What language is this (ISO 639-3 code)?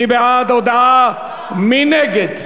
heb